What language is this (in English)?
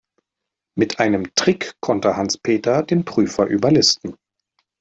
German